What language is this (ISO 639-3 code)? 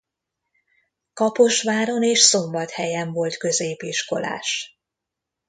hun